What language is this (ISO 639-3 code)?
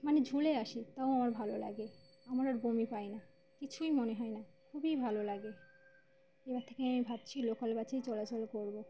ben